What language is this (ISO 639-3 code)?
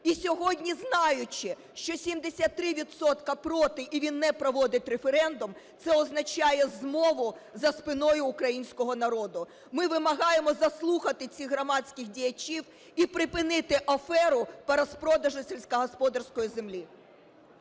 ukr